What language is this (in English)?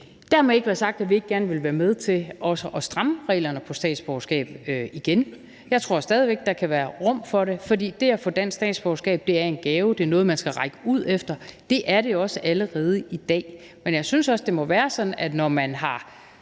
Danish